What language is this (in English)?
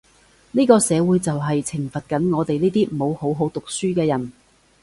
Cantonese